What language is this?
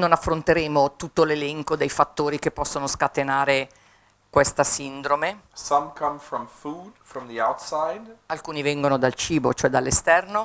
Italian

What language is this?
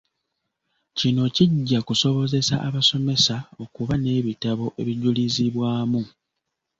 Ganda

